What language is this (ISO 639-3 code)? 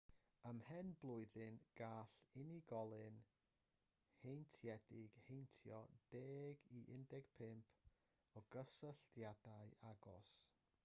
cym